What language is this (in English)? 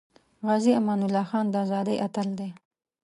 Pashto